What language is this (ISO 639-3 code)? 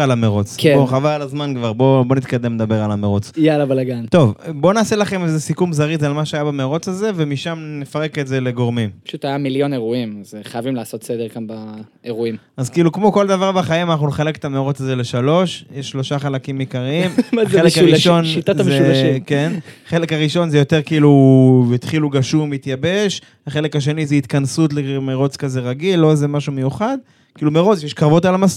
heb